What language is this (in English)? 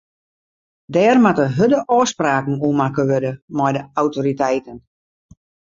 Western Frisian